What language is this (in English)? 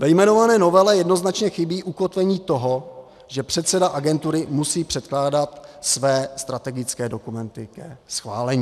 Czech